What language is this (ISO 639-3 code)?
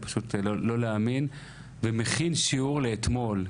heb